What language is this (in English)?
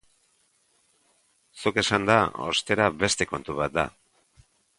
Basque